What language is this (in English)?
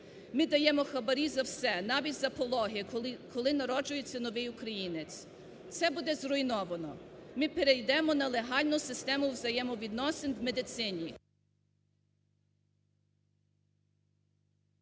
Ukrainian